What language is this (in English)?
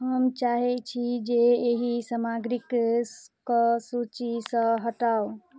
Maithili